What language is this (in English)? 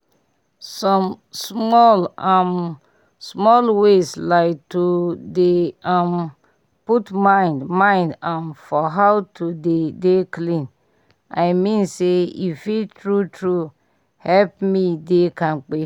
Nigerian Pidgin